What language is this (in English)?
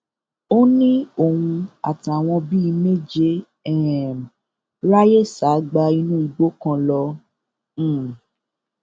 Yoruba